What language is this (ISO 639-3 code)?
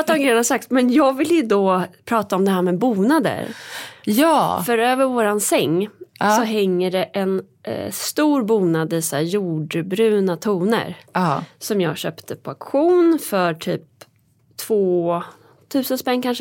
swe